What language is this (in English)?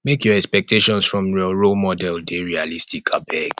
Nigerian Pidgin